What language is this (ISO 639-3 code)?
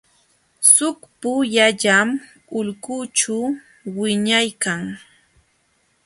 qxw